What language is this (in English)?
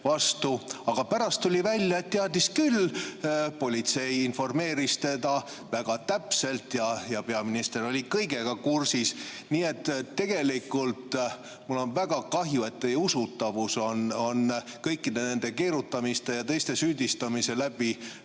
Estonian